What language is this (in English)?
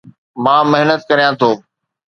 Sindhi